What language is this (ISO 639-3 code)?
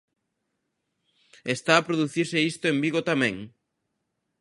glg